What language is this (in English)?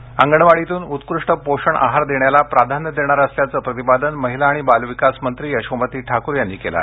Marathi